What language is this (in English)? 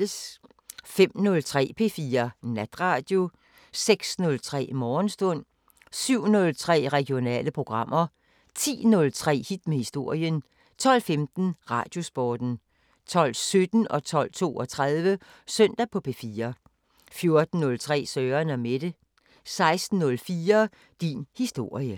Danish